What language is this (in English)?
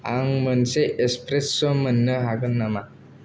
Bodo